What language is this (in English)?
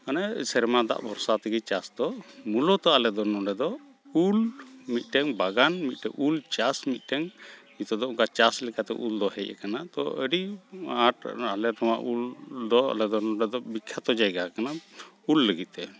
Santali